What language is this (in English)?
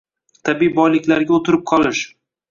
Uzbek